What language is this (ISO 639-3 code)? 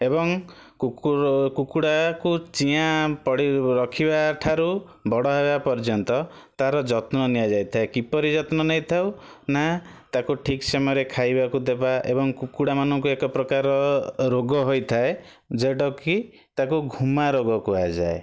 ori